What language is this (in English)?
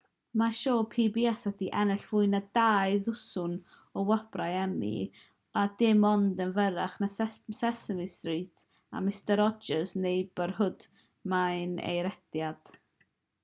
Welsh